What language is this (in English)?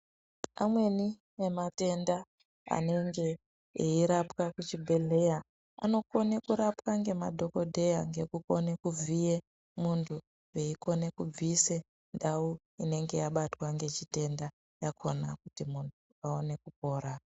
Ndau